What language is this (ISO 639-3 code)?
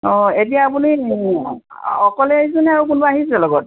asm